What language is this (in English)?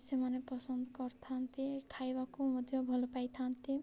Odia